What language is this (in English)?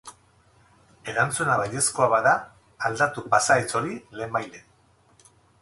Basque